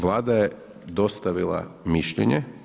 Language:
Croatian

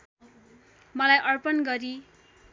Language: Nepali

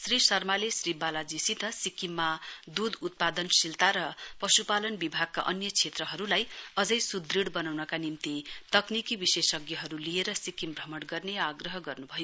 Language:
Nepali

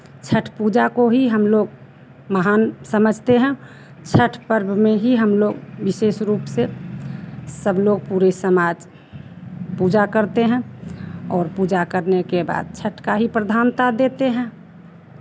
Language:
Hindi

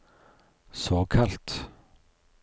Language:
Norwegian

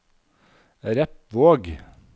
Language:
Norwegian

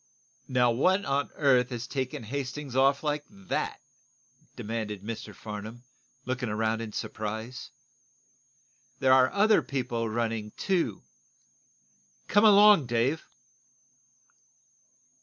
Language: English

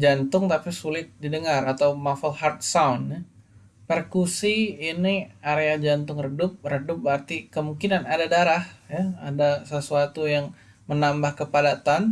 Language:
Indonesian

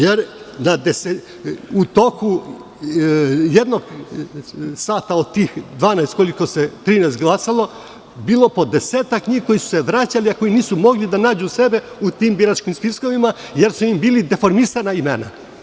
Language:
Serbian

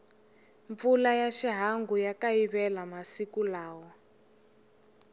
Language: Tsonga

